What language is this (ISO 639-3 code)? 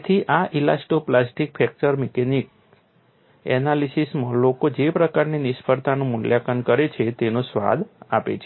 guj